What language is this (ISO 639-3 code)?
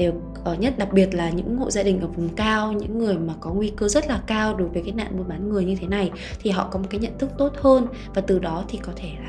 vie